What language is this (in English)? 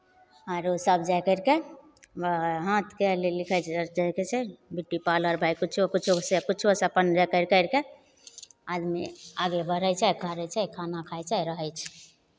Maithili